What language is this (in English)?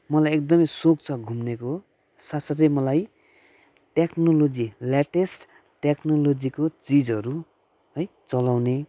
Nepali